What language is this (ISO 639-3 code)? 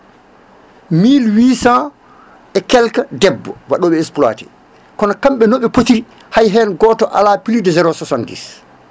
ful